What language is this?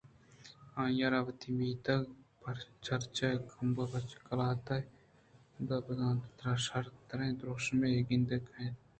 Eastern Balochi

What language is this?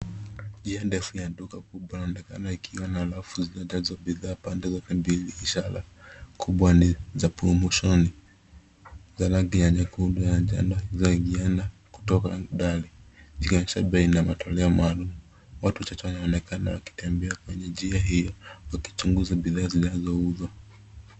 Swahili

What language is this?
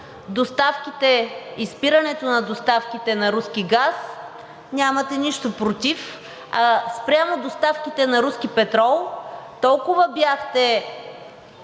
Bulgarian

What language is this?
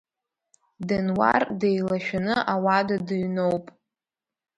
Abkhazian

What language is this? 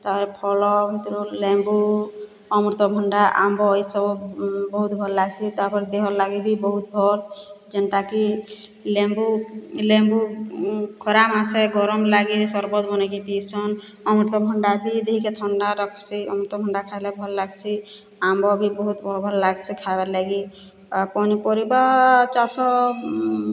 Odia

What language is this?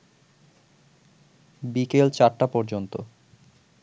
Bangla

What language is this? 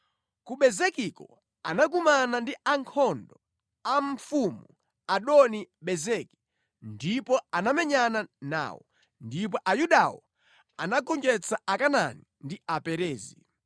Nyanja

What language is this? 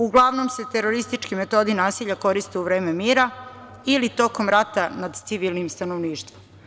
Serbian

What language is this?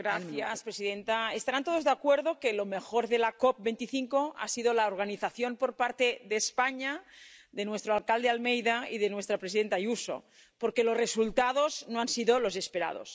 Spanish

